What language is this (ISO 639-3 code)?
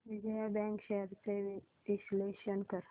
mar